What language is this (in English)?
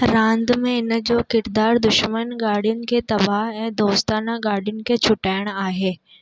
Sindhi